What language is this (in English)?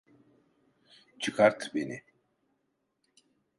Turkish